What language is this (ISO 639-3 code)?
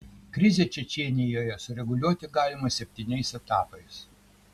lit